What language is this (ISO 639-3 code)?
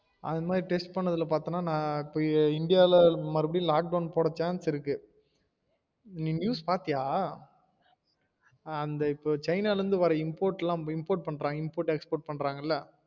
tam